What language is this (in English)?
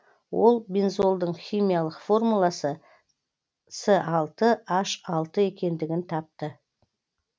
Kazakh